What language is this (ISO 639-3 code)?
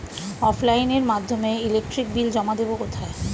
ben